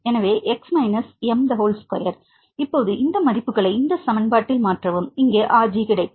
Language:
Tamil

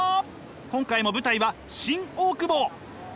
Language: Japanese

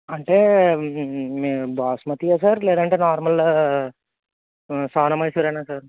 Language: Telugu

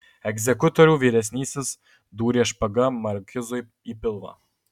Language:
Lithuanian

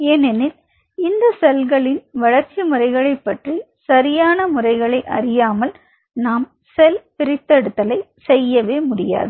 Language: Tamil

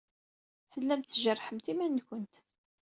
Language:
Kabyle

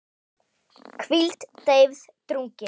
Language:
Icelandic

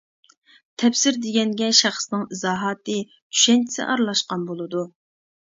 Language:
Uyghur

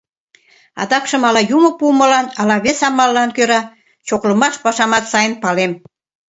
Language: Mari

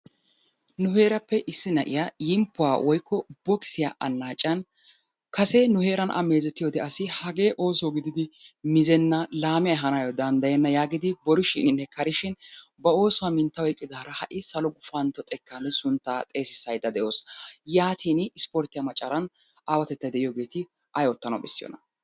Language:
Wolaytta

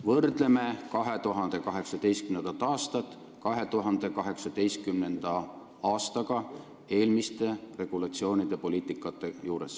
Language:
Estonian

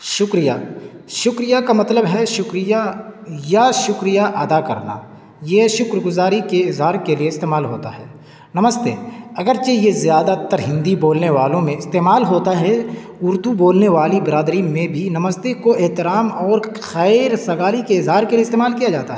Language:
Urdu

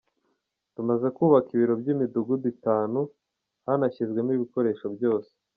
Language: Kinyarwanda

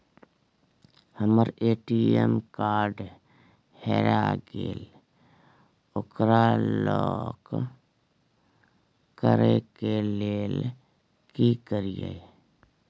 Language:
Maithili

